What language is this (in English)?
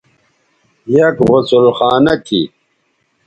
Bateri